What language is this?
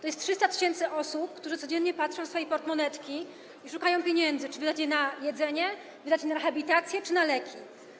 Polish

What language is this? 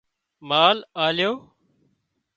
Wadiyara Koli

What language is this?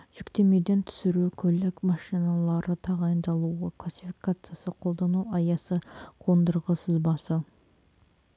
Kazakh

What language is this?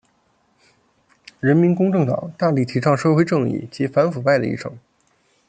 Chinese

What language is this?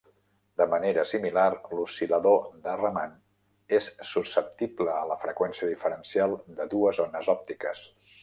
Catalan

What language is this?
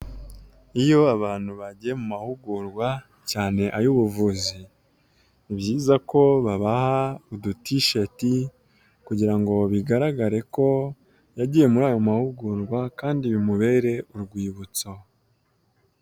Kinyarwanda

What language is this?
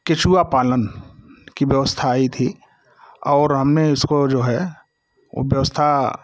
Hindi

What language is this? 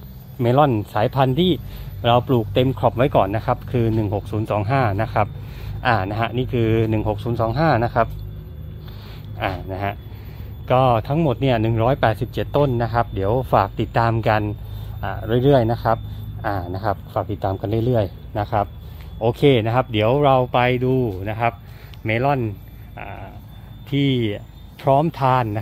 Thai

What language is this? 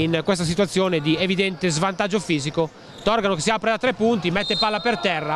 Italian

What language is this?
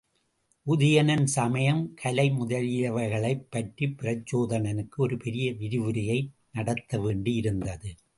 Tamil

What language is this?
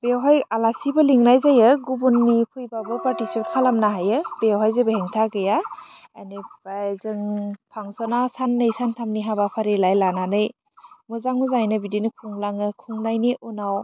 Bodo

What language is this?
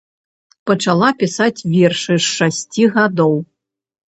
Belarusian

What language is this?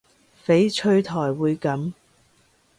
Cantonese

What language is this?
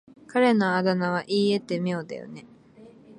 Japanese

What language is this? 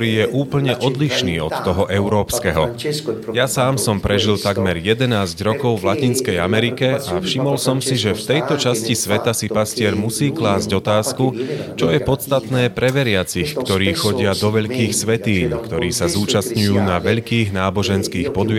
Slovak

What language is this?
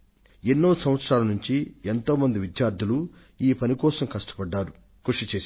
Telugu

